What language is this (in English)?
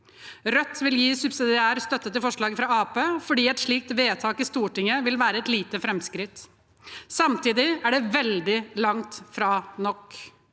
Norwegian